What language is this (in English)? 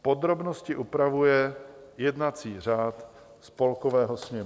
Czech